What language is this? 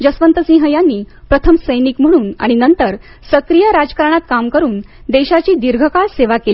Marathi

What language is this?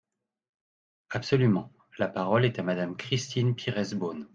French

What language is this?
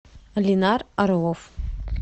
Russian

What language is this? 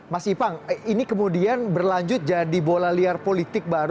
Indonesian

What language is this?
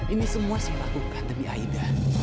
Indonesian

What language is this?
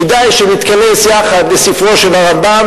Hebrew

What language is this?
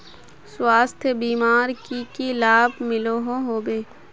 Magahi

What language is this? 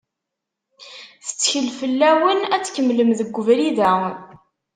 Kabyle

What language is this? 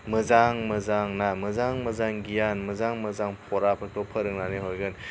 Bodo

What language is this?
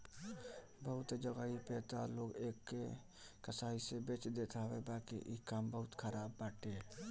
Bhojpuri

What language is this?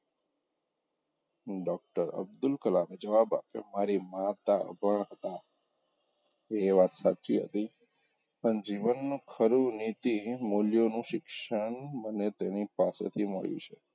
Gujarati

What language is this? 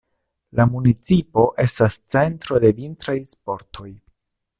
Esperanto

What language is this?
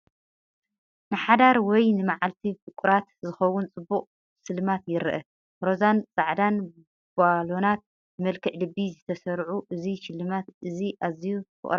Tigrinya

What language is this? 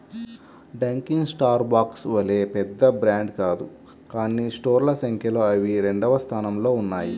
Telugu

